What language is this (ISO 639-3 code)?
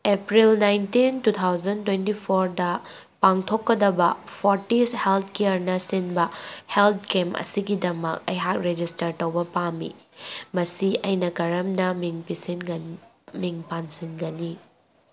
mni